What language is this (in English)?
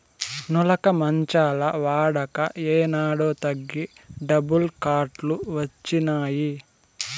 Telugu